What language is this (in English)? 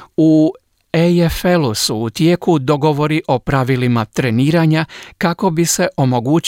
Croatian